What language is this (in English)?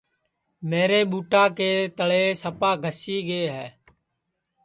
Sansi